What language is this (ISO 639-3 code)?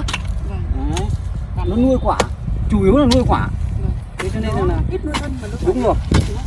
vie